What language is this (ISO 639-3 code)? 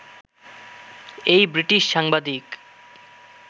ben